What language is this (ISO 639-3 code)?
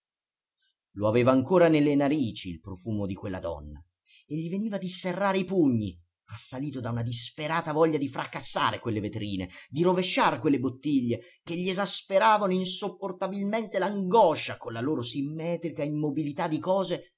ita